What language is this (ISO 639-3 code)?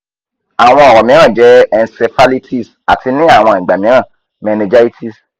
yor